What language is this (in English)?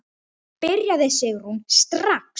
Icelandic